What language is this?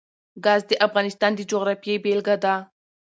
Pashto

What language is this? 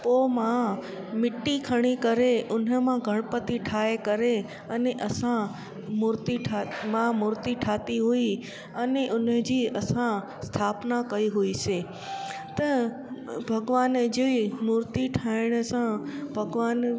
Sindhi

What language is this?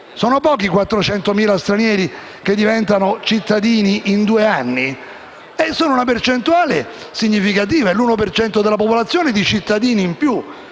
Italian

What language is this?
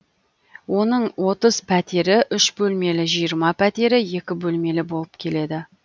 Kazakh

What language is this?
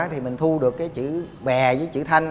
Vietnamese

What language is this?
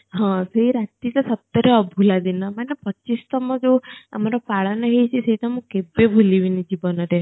Odia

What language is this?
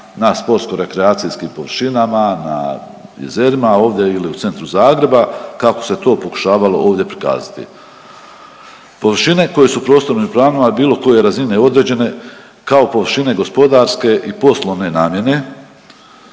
Croatian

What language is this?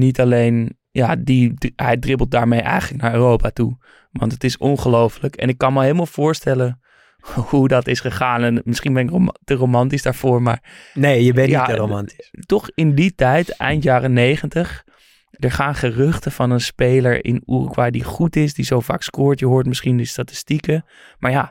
Dutch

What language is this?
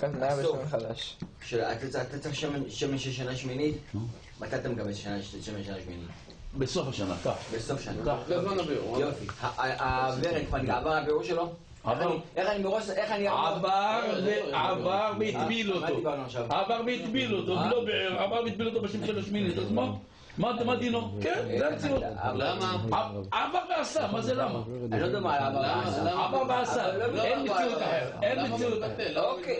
Hebrew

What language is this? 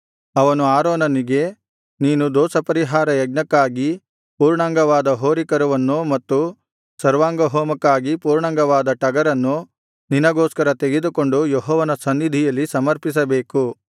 Kannada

